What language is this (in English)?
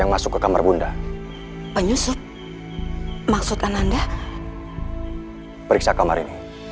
Indonesian